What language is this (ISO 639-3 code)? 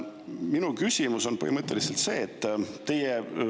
est